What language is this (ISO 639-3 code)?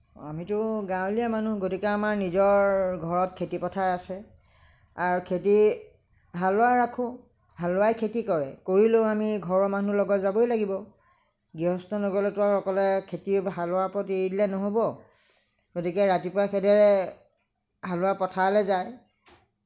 asm